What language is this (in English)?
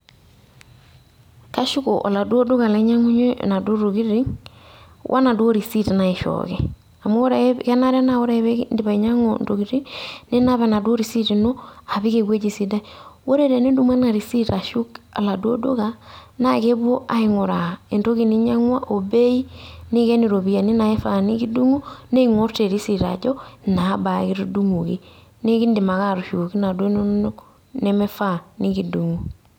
Masai